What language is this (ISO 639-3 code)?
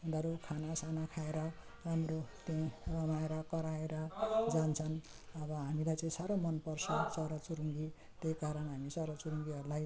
nep